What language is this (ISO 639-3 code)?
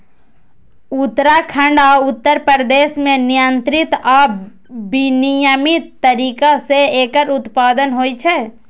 mai